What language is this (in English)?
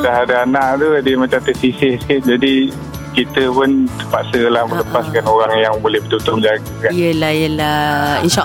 Malay